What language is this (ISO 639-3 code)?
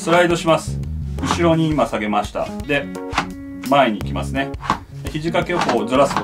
jpn